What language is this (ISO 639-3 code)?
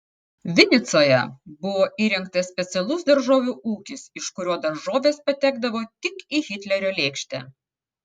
lit